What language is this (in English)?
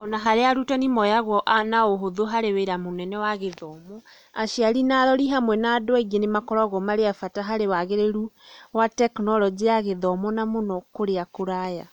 Kikuyu